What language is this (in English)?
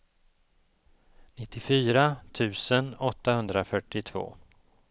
Swedish